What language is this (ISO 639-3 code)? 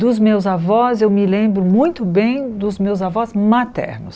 por